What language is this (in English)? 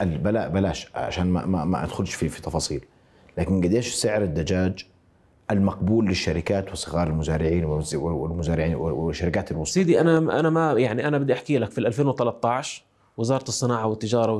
Arabic